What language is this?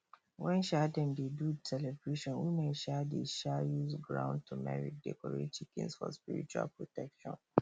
Nigerian Pidgin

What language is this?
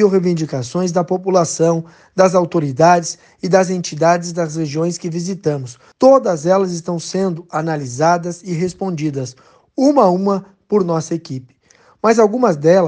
Portuguese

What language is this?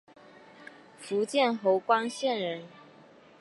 Chinese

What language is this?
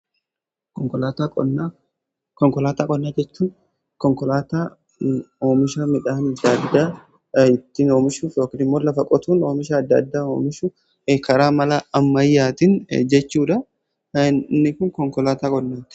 Oromo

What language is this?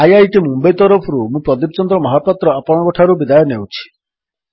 Odia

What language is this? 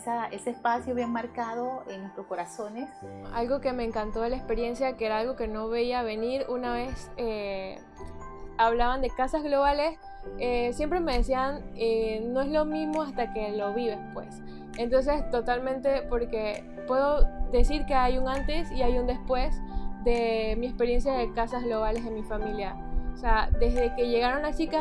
Spanish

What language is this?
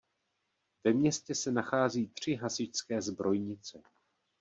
Czech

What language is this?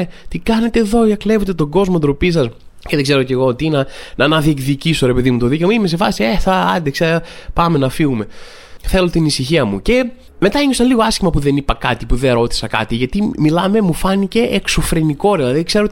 Greek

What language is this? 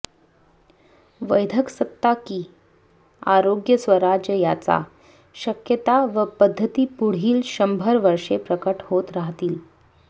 Marathi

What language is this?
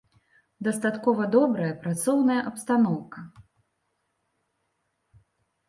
Belarusian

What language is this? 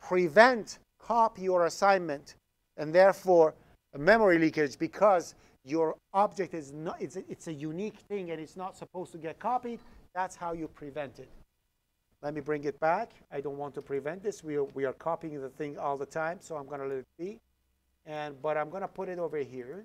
English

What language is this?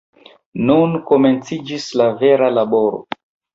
Esperanto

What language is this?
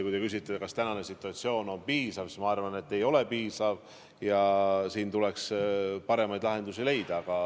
Estonian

